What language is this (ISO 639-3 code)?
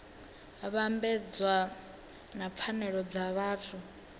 ven